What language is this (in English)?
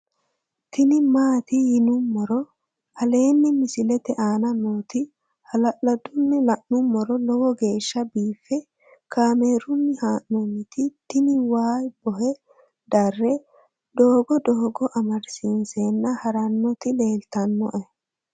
Sidamo